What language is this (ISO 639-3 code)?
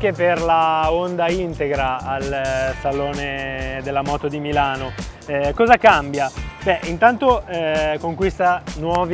ita